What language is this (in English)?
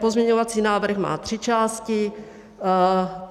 Czech